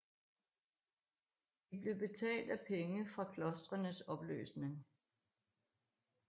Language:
Danish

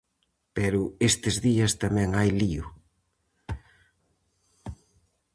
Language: Galician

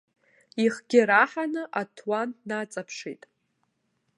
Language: Abkhazian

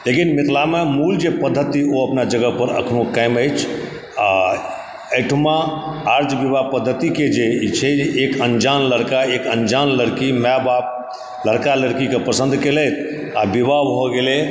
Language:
Maithili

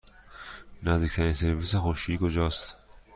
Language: Persian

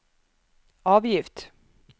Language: Norwegian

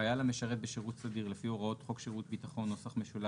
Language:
Hebrew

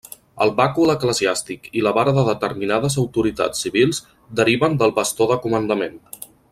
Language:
Catalan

